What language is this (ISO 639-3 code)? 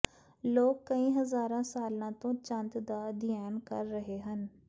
pan